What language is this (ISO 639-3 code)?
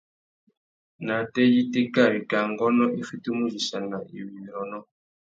bag